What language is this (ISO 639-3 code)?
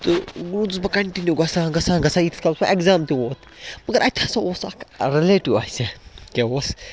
kas